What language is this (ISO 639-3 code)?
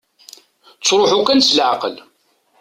kab